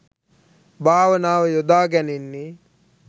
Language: Sinhala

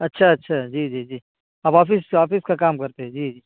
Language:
Urdu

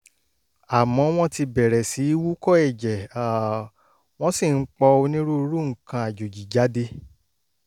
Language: Yoruba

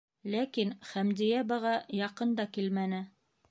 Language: Bashkir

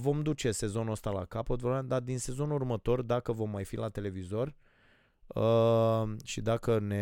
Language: Romanian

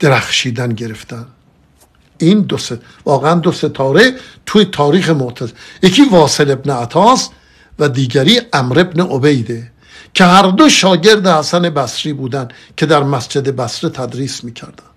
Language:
Persian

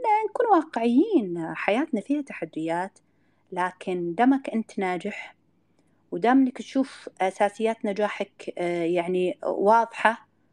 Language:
Arabic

